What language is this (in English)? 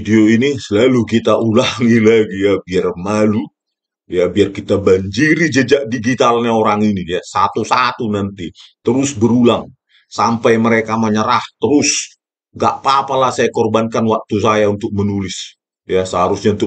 Indonesian